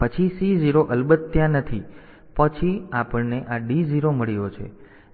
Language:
Gujarati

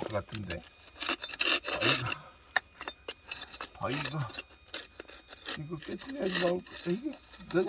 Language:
Korean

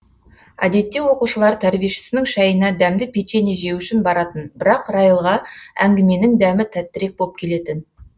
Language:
Kazakh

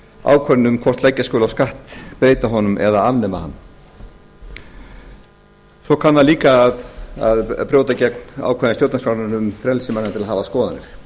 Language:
Icelandic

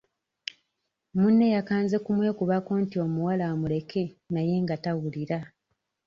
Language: Ganda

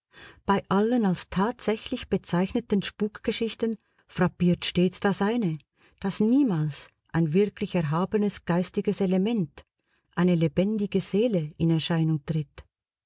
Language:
German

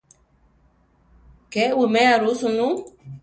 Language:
Central Tarahumara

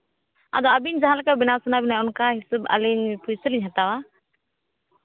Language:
Santali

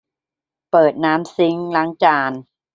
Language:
Thai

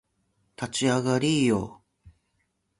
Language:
Japanese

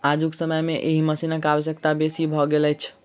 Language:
Maithili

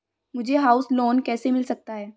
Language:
Hindi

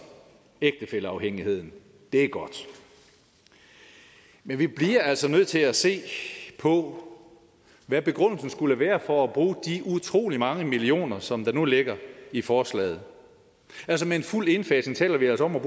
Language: Danish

